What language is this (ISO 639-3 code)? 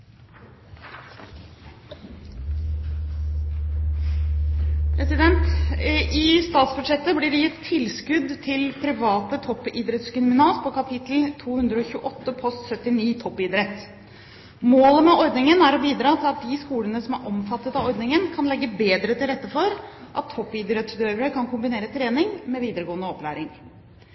nob